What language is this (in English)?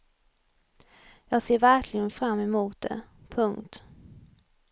Swedish